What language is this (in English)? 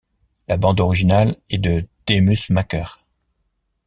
French